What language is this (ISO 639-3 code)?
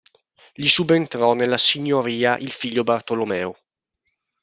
ita